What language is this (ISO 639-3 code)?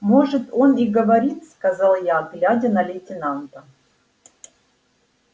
rus